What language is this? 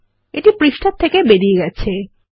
Bangla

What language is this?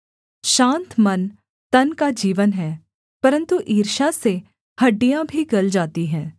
Hindi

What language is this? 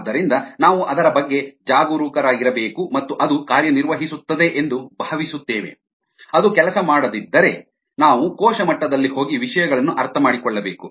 Kannada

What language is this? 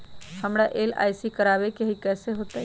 Magahi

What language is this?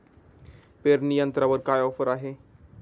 Marathi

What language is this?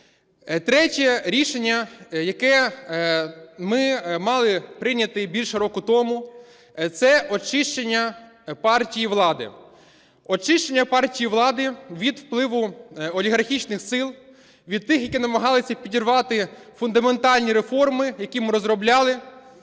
Ukrainian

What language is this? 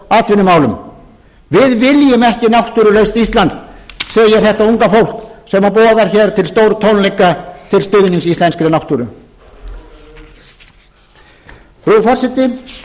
Icelandic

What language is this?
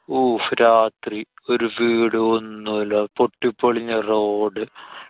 Malayalam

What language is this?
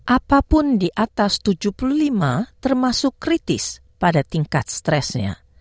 Indonesian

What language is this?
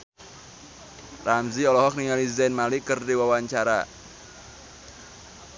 Sundanese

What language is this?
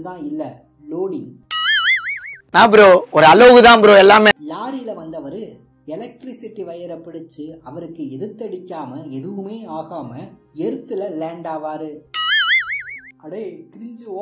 Tamil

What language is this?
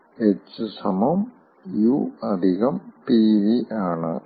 Malayalam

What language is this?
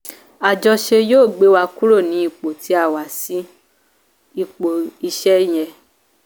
Yoruba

